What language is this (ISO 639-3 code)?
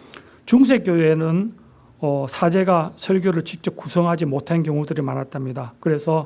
kor